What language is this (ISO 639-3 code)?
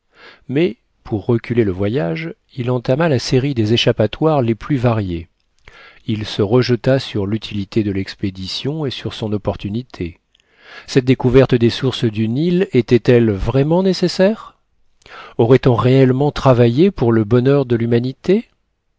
fra